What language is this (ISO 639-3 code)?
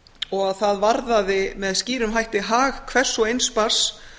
isl